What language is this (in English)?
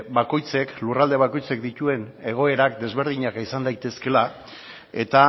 Basque